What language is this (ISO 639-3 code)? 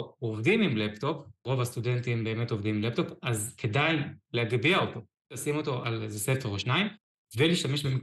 heb